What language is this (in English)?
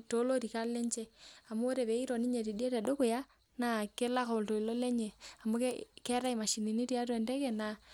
Masai